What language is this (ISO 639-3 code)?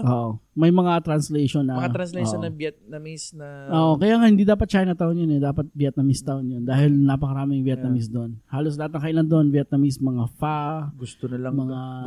fil